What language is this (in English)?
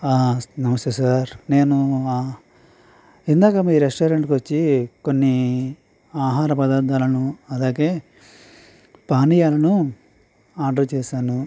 Telugu